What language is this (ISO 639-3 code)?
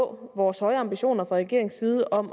dan